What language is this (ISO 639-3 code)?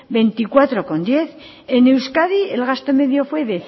spa